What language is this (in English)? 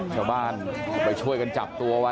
Thai